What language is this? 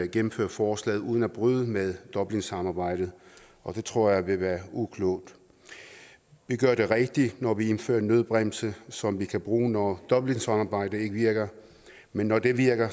Danish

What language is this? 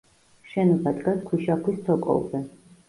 Georgian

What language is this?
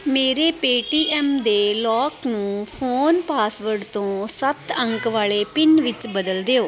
Punjabi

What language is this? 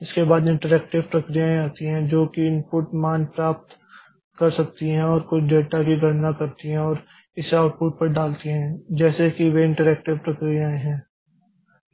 Hindi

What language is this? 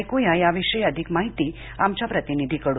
Marathi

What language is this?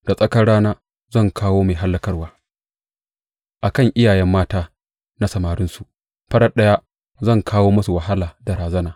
Hausa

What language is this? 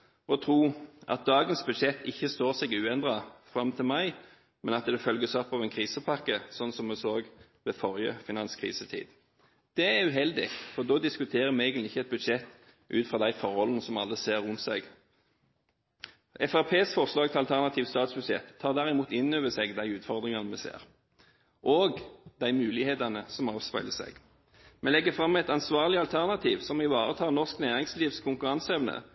Norwegian Bokmål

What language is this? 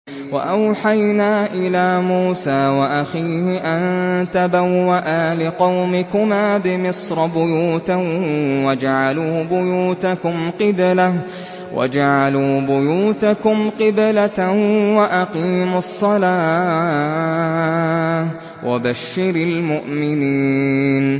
Arabic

